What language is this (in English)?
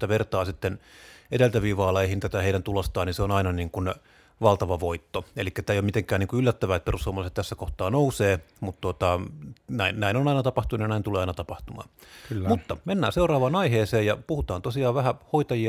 Finnish